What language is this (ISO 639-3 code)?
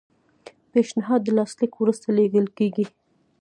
pus